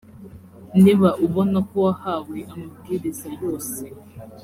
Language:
Kinyarwanda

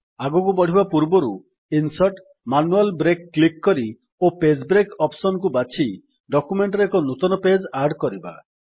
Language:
Odia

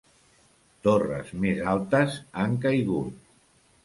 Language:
Catalan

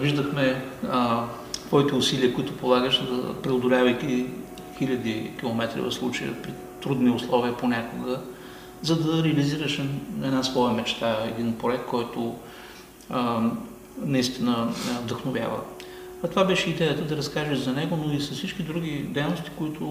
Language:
Bulgarian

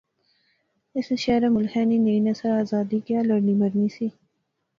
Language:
Pahari-Potwari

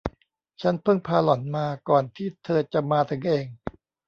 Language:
Thai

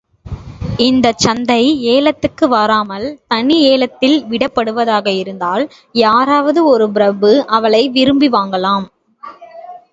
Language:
Tamil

